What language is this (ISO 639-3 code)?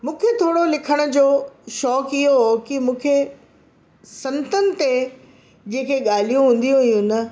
snd